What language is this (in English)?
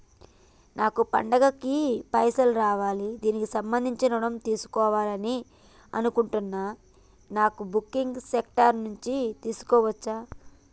Telugu